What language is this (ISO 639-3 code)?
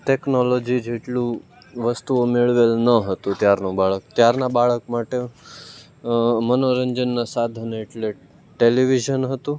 guj